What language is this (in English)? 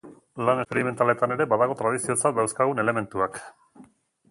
Basque